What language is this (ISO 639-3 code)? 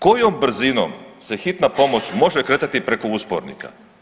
hrv